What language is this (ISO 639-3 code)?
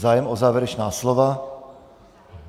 ces